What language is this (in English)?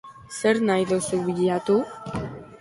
Basque